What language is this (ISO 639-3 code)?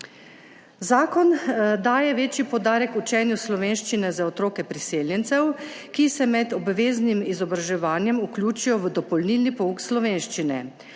slv